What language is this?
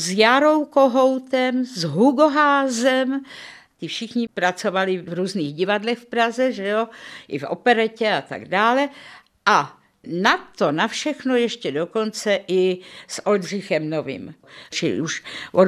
Czech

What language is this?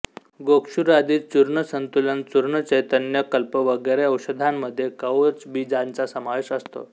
Marathi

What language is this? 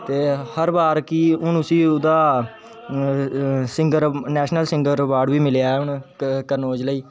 Dogri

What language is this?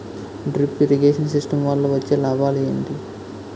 Telugu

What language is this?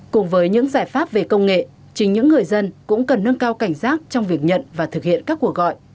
Vietnamese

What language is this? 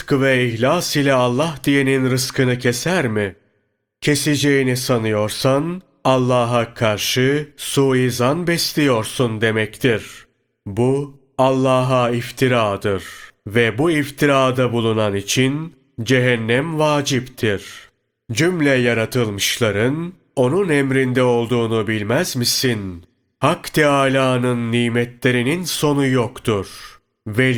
Turkish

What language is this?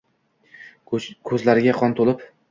Uzbek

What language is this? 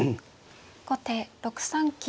Japanese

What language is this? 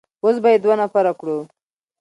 Pashto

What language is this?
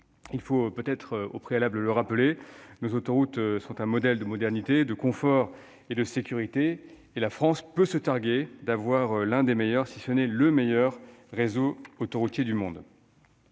French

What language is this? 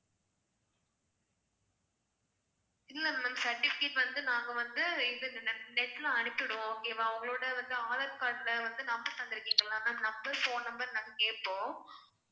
Tamil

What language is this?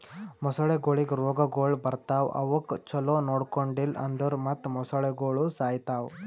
Kannada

